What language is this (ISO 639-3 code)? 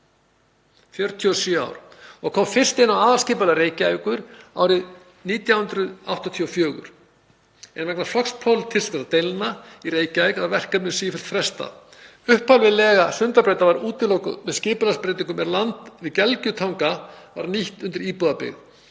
isl